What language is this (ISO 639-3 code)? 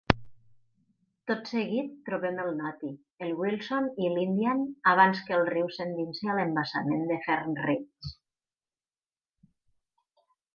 cat